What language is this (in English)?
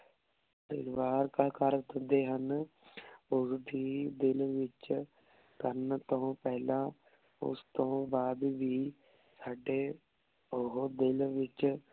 Punjabi